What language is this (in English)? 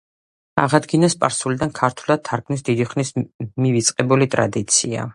Georgian